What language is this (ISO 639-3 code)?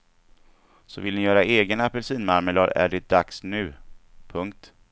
swe